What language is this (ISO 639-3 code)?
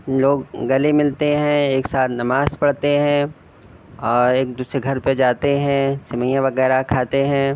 urd